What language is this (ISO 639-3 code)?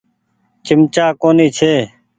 gig